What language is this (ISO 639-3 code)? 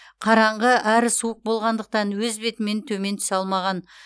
kaz